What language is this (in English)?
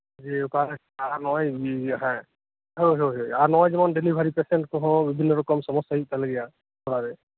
Santali